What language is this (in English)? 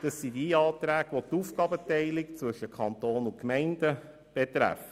Swiss German